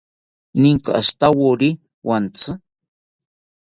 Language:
South Ucayali Ashéninka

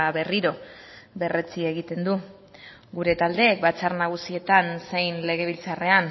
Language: Basque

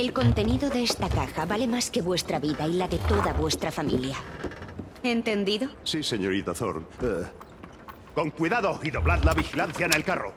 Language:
Spanish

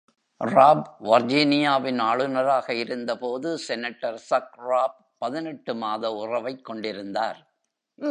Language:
Tamil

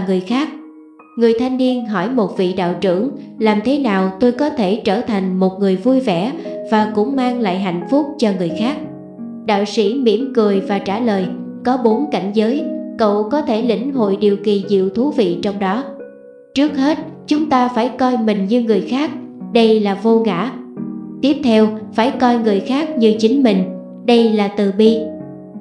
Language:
Vietnamese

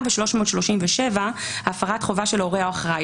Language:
Hebrew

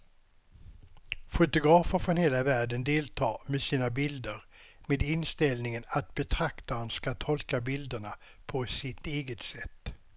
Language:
Swedish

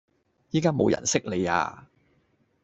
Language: Cantonese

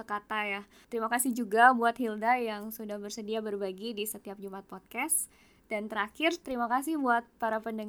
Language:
Indonesian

